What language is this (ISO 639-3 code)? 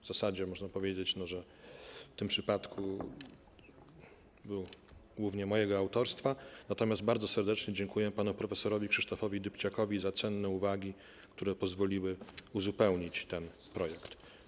pol